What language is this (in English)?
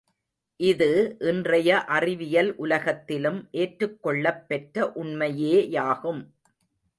Tamil